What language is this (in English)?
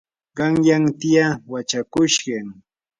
Yanahuanca Pasco Quechua